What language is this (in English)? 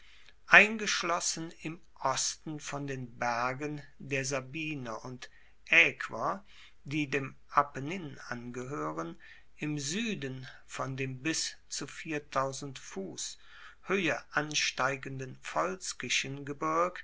German